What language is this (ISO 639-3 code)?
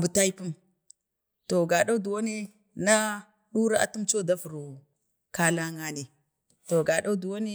bde